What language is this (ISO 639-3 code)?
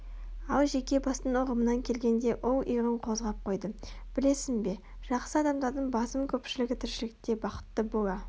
kaz